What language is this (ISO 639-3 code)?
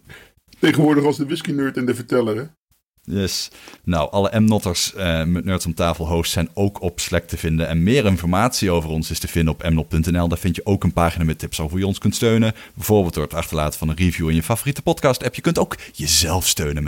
nld